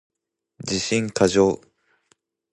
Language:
Japanese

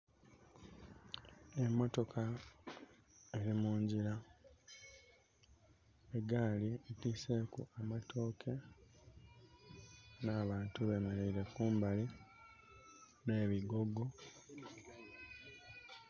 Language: Soga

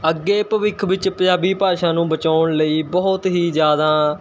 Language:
Punjabi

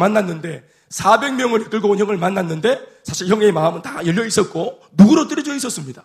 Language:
Korean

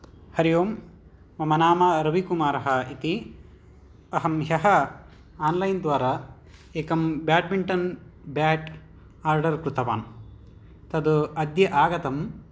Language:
Sanskrit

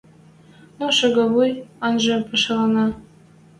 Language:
Western Mari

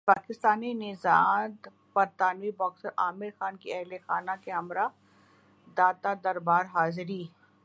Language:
Urdu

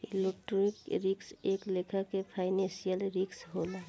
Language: Bhojpuri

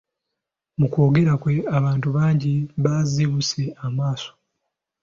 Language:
Ganda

